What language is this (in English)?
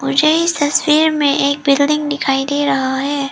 Hindi